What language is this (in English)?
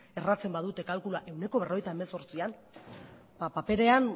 Basque